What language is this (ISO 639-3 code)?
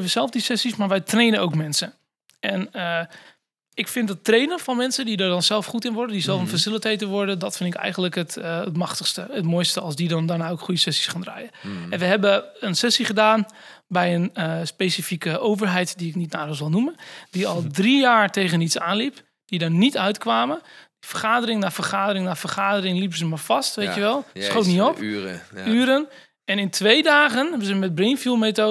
nld